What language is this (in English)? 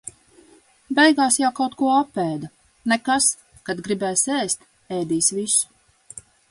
Latvian